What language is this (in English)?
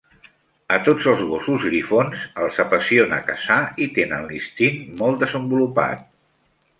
Catalan